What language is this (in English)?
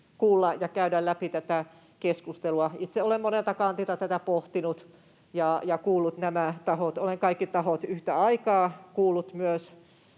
Finnish